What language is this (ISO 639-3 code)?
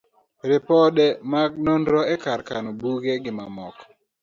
luo